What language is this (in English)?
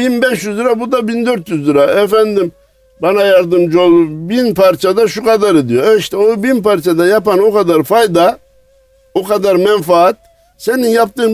Turkish